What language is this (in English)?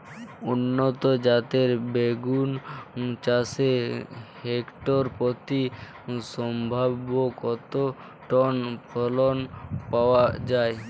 Bangla